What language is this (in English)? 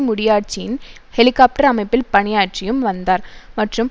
Tamil